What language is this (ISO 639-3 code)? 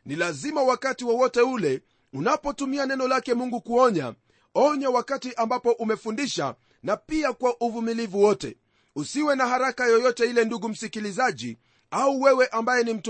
swa